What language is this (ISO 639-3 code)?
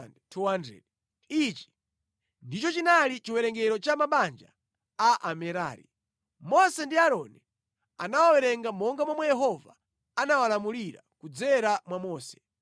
nya